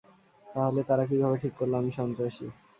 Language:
Bangla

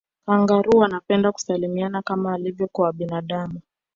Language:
Swahili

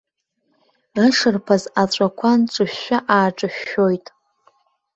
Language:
Abkhazian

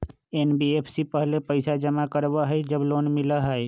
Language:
Magahi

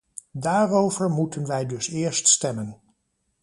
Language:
Dutch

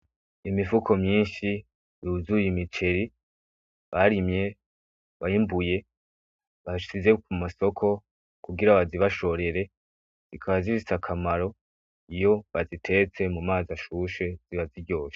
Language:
Rundi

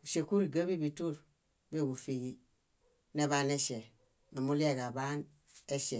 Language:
Bayot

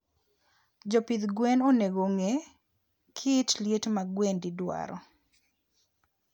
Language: Luo (Kenya and Tanzania)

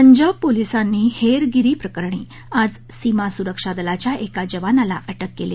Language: Marathi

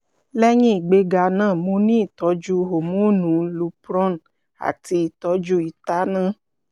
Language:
Yoruba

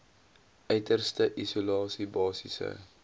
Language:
Afrikaans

